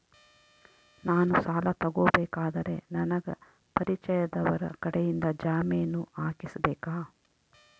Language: Kannada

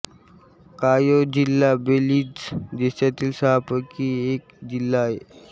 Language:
Marathi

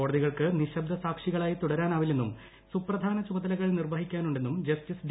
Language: Malayalam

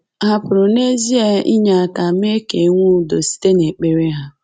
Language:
Igbo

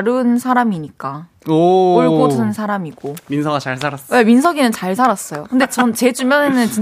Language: Korean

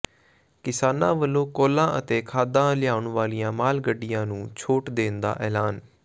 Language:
Punjabi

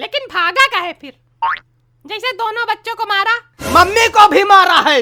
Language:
Hindi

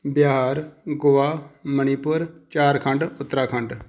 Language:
Punjabi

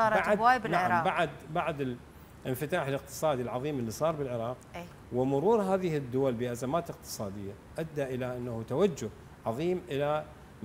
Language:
Arabic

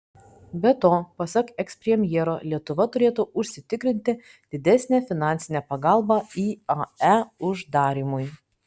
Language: Lithuanian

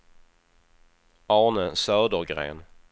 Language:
Swedish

